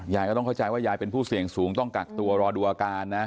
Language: Thai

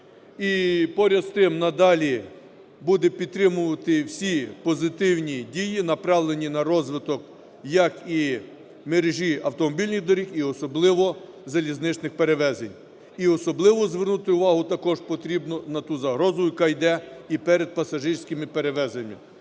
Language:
Ukrainian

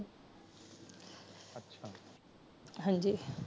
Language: Punjabi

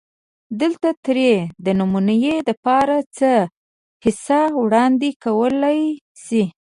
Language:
Pashto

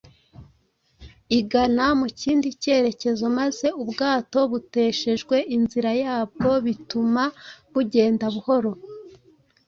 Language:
Kinyarwanda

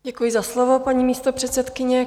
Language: Czech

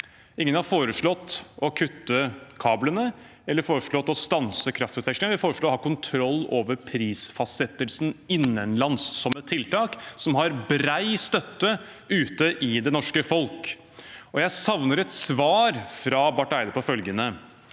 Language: Norwegian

